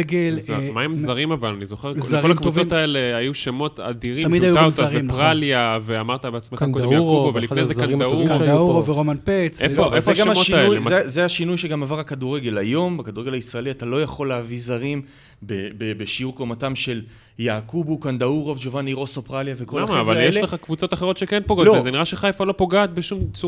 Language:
Hebrew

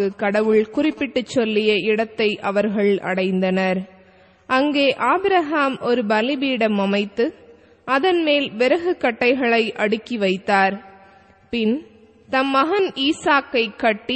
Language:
Romanian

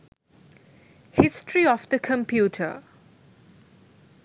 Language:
Sinhala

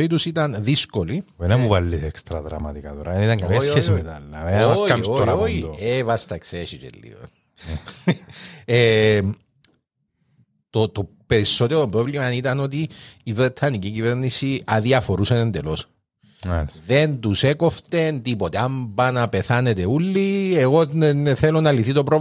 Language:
Greek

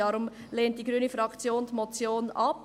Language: Swiss German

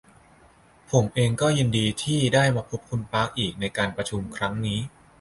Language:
Thai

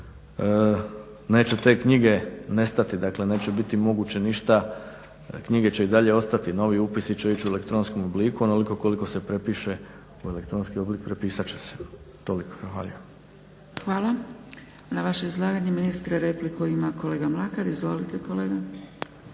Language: Croatian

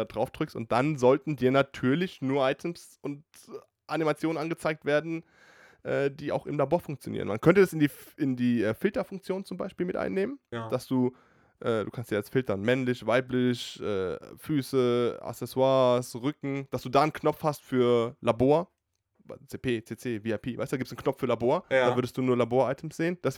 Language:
German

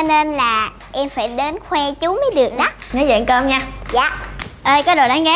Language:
Vietnamese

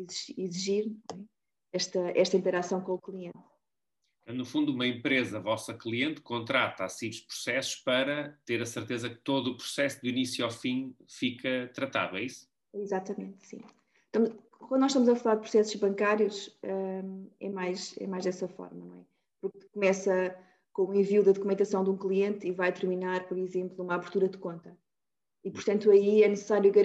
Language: Portuguese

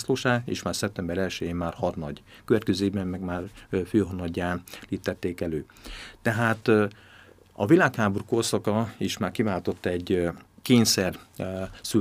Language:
Hungarian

